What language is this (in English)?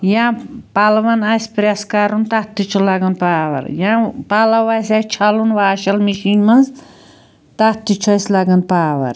Kashmiri